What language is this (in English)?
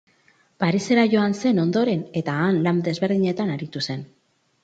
Basque